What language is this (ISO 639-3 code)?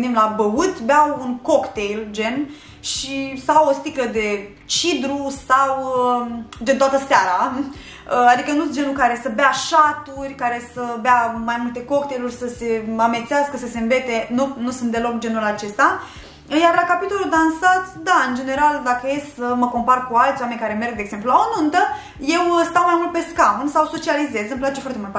ron